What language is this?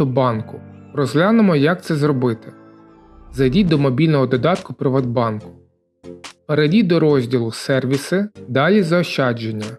Ukrainian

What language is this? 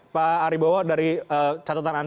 Indonesian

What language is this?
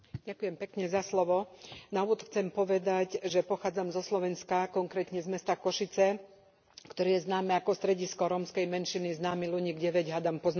Slovak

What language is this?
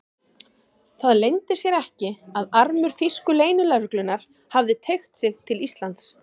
Icelandic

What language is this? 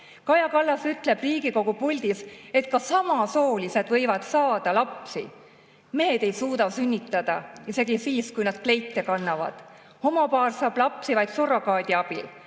Estonian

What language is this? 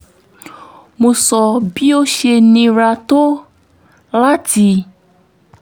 Yoruba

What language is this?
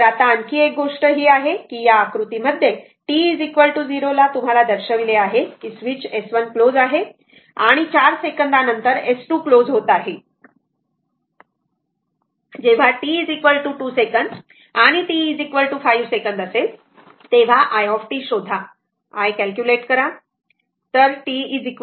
Marathi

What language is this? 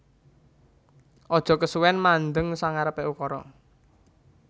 Javanese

